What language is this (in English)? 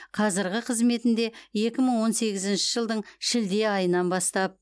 Kazakh